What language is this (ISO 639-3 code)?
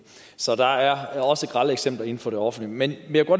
dan